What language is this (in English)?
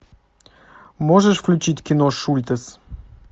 Russian